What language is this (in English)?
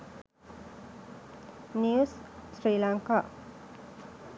Sinhala